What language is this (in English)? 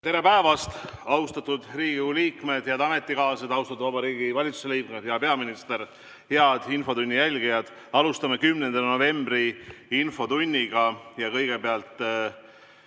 Estonian